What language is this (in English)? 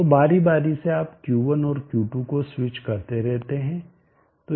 Hindi